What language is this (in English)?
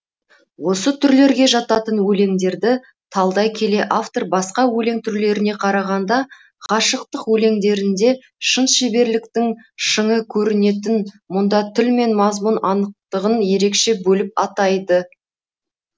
Kazakh